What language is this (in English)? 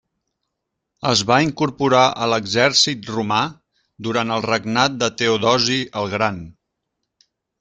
Catalan